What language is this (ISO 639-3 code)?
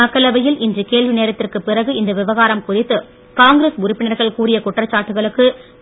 tam